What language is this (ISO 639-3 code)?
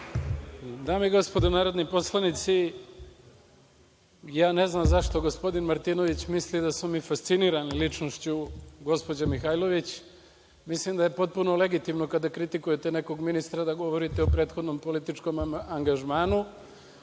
srp